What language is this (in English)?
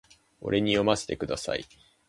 Japanese